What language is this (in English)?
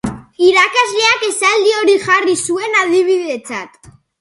Basque